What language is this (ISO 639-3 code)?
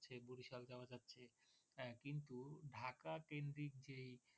ben